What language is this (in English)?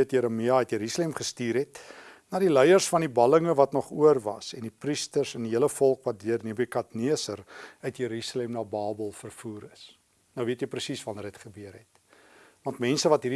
Dutch